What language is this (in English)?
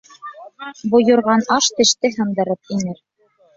Bashkir